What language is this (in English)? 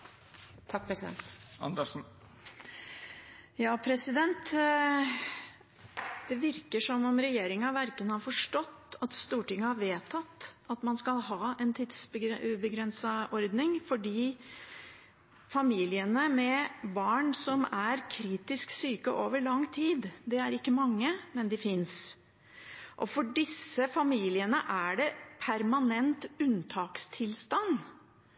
Norwegian Bokmål